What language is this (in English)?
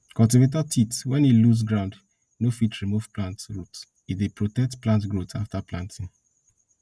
Nigerian Pidgin